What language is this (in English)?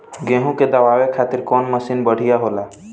Bhojpuri